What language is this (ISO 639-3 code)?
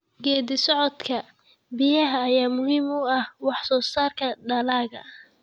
som